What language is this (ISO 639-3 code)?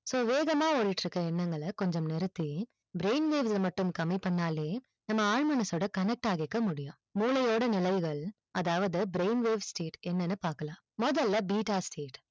tam